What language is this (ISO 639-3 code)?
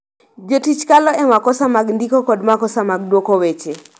luo